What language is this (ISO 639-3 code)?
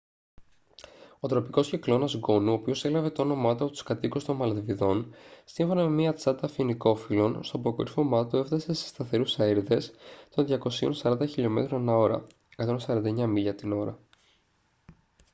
ell